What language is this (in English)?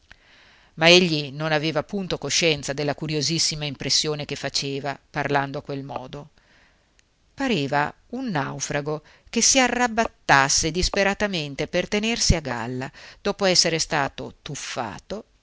Italian